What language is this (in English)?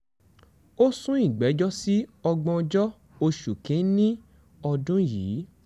Yoruba